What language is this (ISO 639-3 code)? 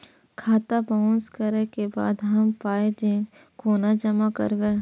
mai